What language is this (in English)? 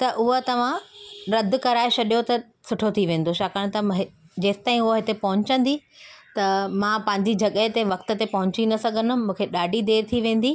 Sindhi